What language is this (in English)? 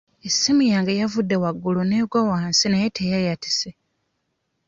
Ganda